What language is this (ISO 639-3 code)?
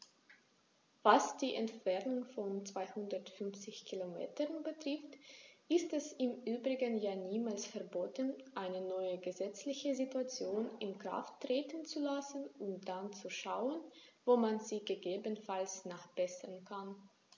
deu